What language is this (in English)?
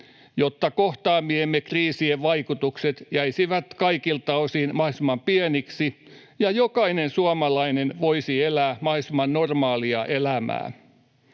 Finnish